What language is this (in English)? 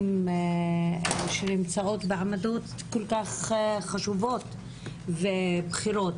Hebrew